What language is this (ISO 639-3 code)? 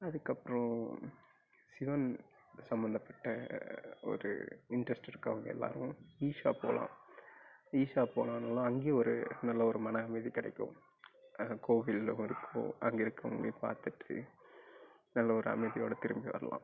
tam